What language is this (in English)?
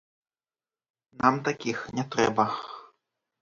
Belarusian